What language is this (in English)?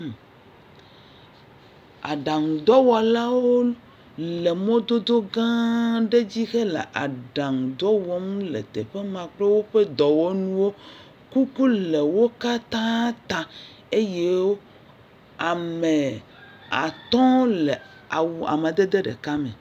Ewe